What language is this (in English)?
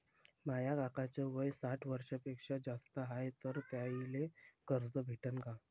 Marathi